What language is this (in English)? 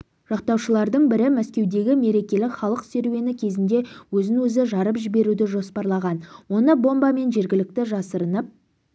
Kazakh